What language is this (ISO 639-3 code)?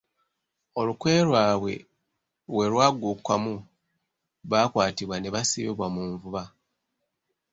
lug